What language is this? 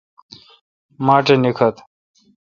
Kalkoti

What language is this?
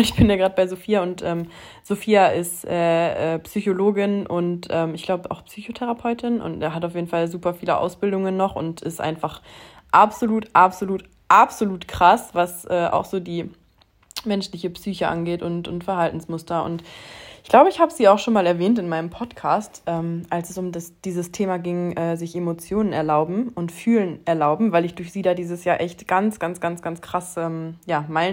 German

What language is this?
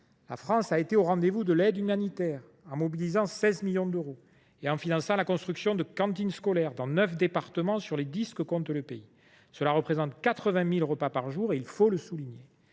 French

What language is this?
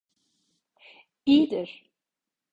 Turkish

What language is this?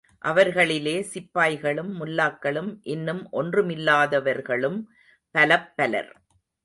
Tamil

